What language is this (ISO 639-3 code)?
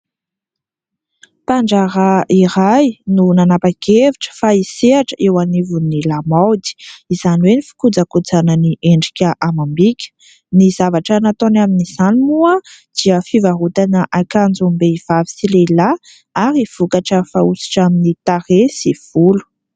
mlg